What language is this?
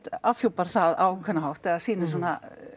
Icelandic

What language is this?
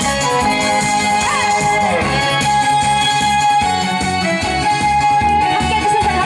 Korean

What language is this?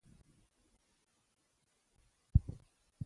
Pashto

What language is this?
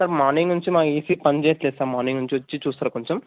Telugu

